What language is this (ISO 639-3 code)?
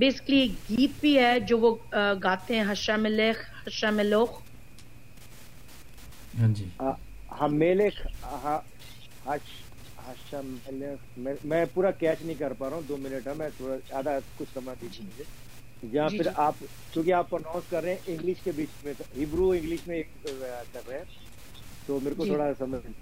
pan